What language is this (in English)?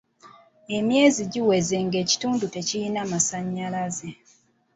Ganda